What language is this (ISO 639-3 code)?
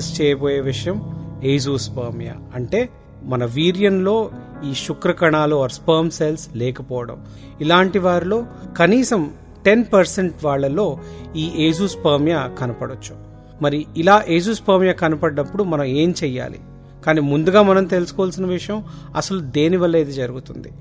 tel